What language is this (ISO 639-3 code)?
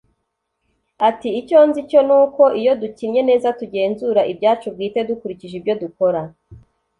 kin